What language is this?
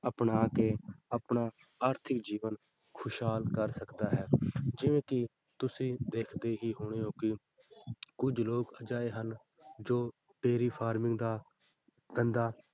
Punjabi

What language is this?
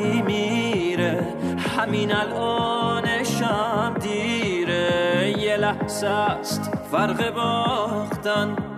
Persian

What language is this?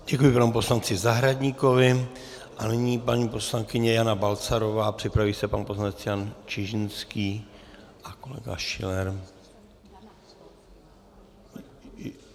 Czech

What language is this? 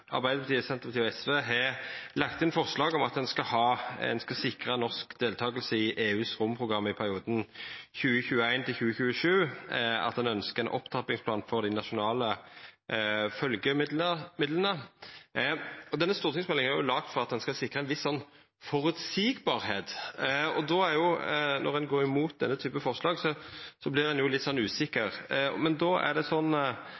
Norwegian Nynorsk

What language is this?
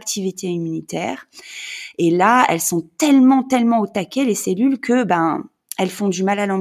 French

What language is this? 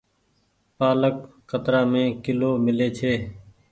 Goaria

